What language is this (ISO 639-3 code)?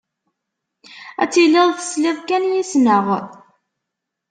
kab